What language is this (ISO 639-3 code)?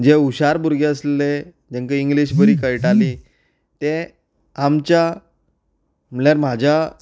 kok